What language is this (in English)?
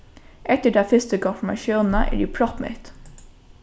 Faroese